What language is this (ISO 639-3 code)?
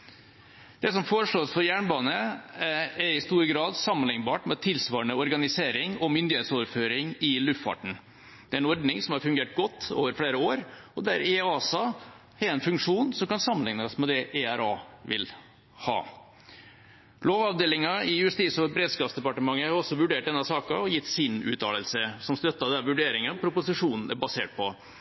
nob